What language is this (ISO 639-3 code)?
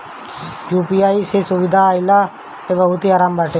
bho